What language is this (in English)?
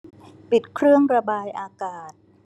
Thai